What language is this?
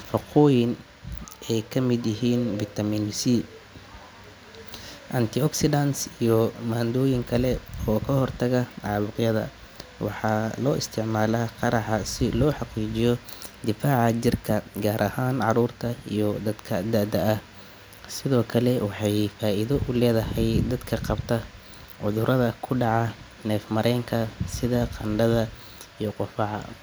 Somali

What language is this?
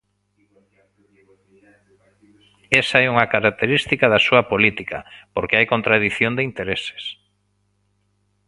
Galician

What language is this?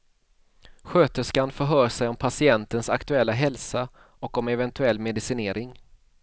Swedish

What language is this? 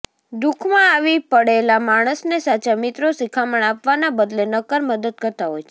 Gujarati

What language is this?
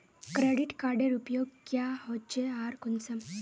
Magahi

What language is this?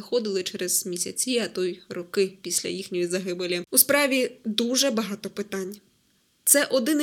Ukrainian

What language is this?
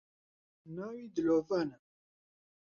Central Kurdish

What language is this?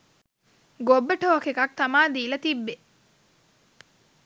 Sinhala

